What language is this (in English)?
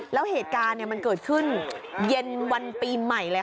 Thai